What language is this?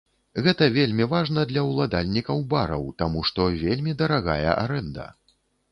Belarusian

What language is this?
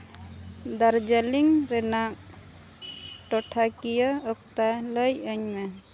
Santali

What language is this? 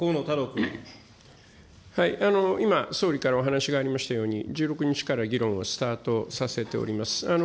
Japanese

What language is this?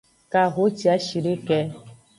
Aja (Benin)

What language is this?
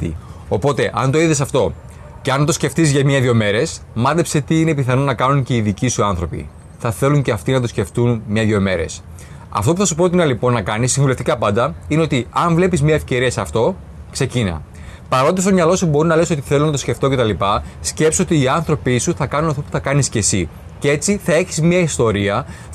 Greek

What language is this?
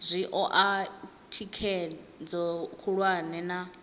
Venda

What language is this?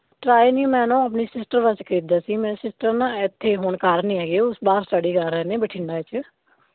Punjabi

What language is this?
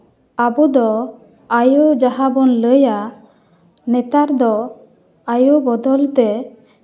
Santali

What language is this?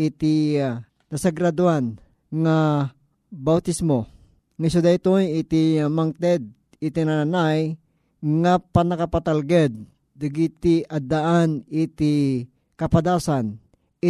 Filipino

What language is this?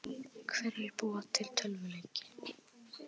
Icelandic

